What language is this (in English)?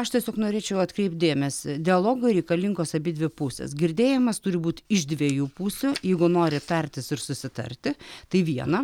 Lithuanian